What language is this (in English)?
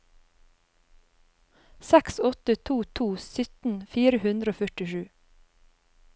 Norwegian